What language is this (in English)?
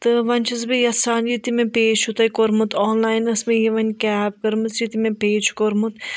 Kashmiri